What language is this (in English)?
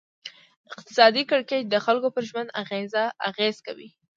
Pashto